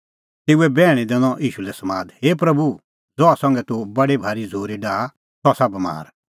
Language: Kullu Pahari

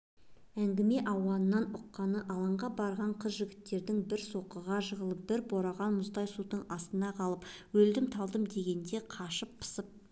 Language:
Kazakh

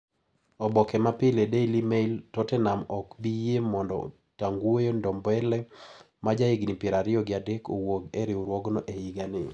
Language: Luo (Kenya and Tanzania)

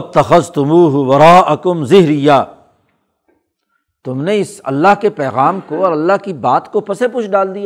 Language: Urdu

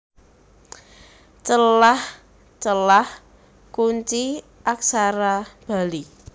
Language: Javanese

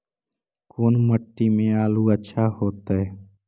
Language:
Magahi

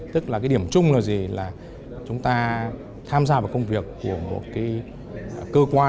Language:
Vietnamese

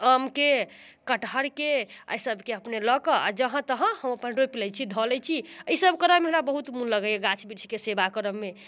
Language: Maithili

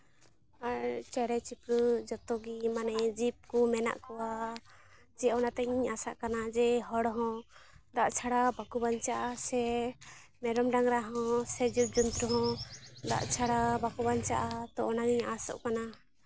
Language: Santali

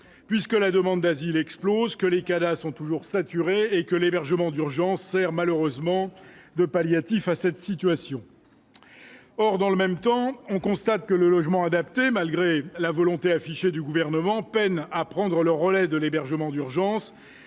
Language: French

